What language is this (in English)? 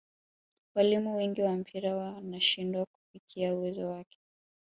Swahili